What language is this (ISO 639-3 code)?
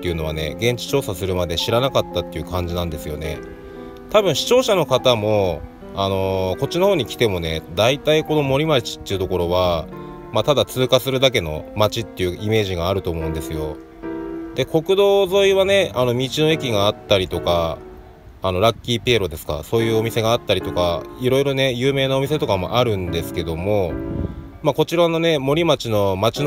jpn